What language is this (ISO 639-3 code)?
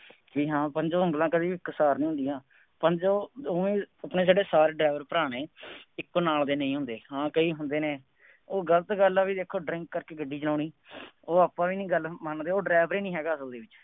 pan